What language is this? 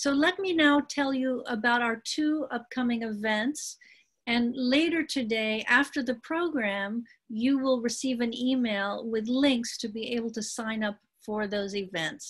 English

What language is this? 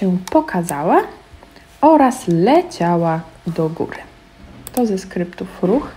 Polish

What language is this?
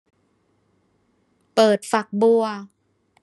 Thai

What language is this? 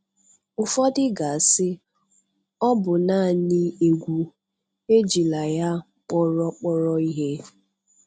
Igbo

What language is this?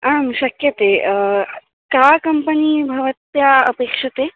Sanskrit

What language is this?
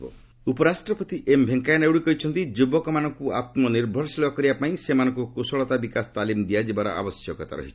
Odia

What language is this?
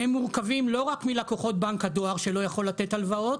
Hebrew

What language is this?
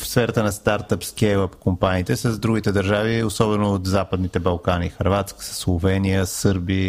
Bulgarian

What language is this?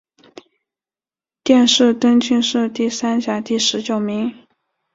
Chinese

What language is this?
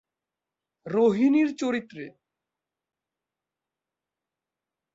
Bangla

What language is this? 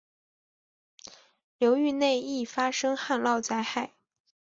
Chinese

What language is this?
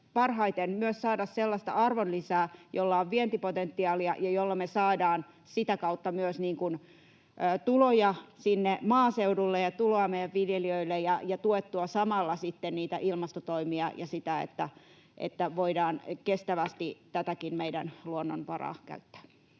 Finnish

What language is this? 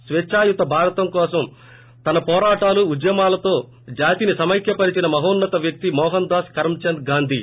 Telugu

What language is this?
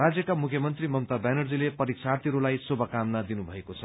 Nepali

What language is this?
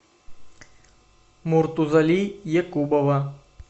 Russian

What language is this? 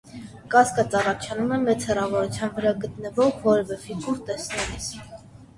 Armenian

